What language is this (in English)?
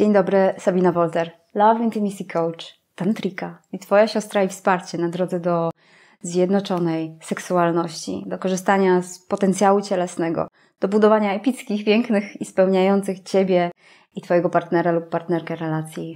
Polish